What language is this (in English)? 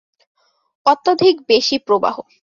Bangla